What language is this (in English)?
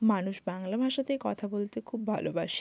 Bangla